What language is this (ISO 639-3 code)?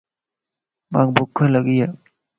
lss